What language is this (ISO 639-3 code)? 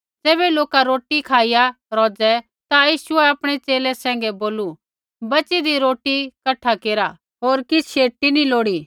kfx